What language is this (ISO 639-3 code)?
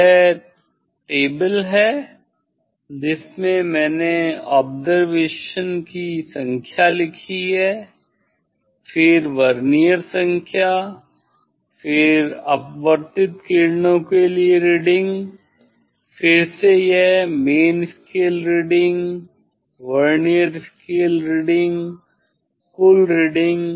hin